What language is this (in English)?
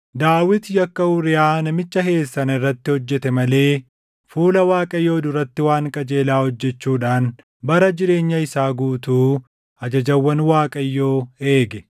Oromo